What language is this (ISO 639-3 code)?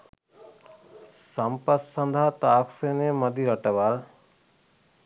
sin